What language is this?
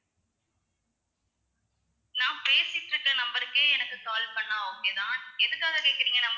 Tamil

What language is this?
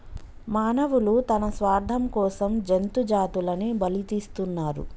Telugu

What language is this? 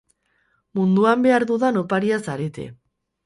Basque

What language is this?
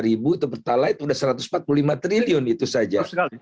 Indonesian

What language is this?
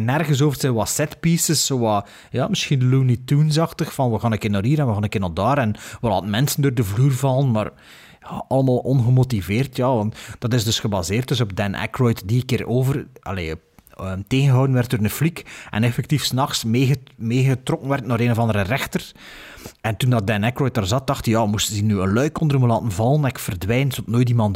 Dutch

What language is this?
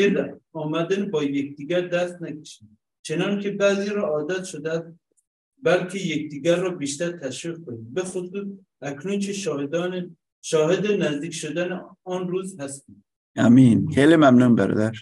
Persian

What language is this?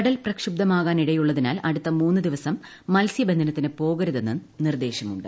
Malayalam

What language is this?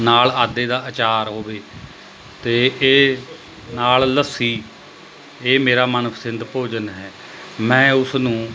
Punjabi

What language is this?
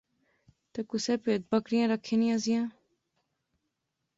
Pahari-Potwari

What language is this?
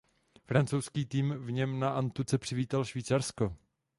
Czech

